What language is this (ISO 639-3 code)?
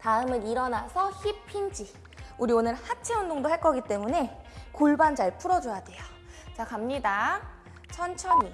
kor